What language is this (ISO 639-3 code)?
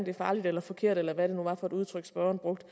dan